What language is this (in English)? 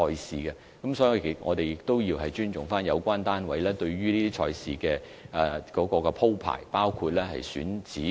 Cantonese